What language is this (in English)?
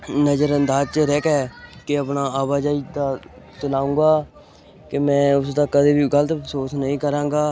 Punjabi